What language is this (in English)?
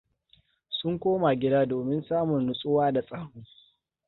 Hausa